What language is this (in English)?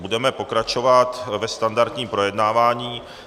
Czech